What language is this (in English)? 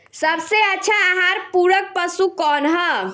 Bhojpuri